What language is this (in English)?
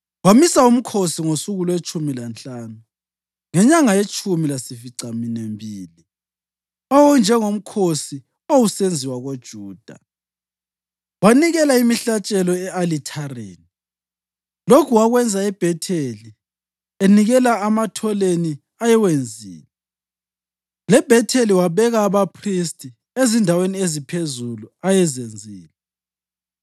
North Ndebele